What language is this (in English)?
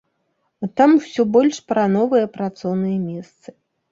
Belarusian